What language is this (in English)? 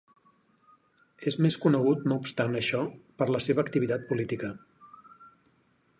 Catalan